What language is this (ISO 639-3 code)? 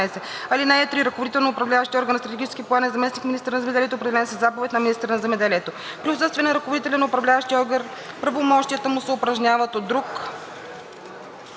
bul